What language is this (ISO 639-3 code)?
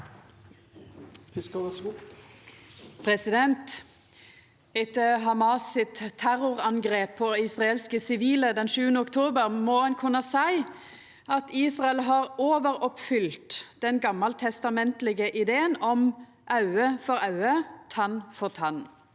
nor